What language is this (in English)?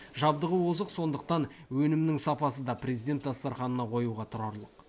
Kazakh